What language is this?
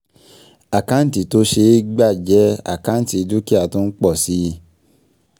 Yoruba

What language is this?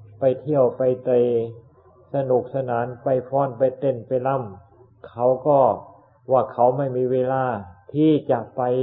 Thai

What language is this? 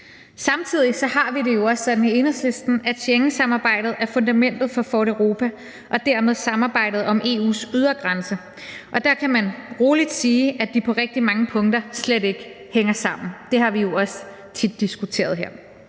Danish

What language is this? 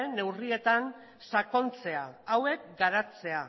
Basque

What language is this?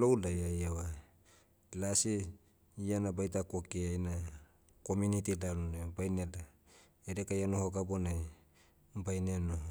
Motu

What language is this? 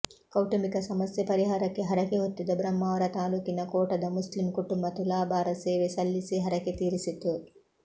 Kannada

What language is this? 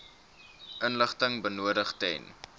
Afrikaans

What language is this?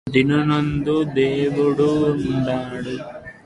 Telugu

